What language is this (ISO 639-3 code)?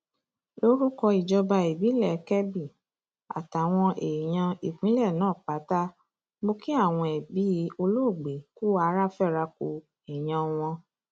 yor